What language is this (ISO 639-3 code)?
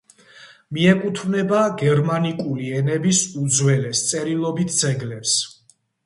kat